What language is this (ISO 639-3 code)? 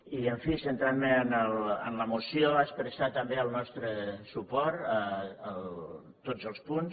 cat